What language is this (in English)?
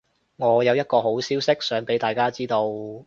Cantonese